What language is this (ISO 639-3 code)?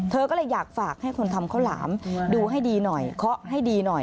tha